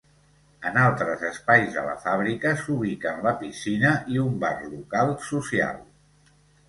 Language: Catalan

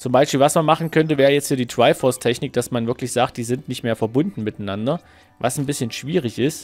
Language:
German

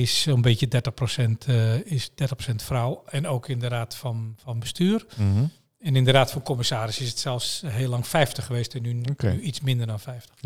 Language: Dutch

